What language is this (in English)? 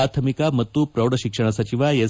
Kannada